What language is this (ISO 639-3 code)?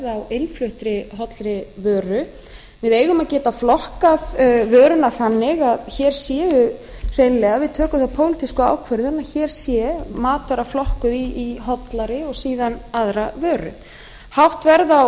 isl